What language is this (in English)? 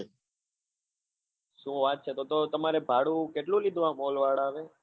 Gujarati